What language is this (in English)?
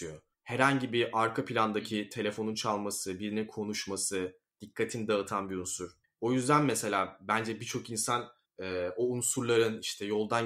Turkish